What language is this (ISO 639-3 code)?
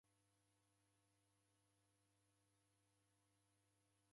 dav